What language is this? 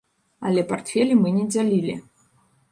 Belarusian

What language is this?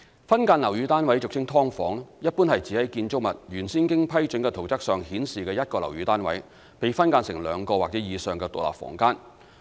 Cantonese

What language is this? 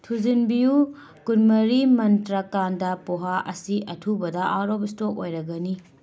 Manipuri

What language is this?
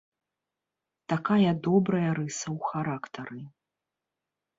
Belarusian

